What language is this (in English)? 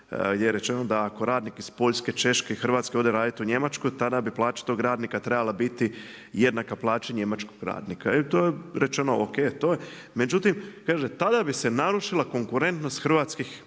Croatian